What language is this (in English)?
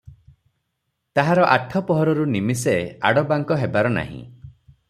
Odia